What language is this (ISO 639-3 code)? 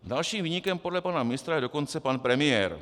ces